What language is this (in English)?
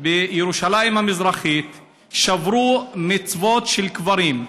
Hebrew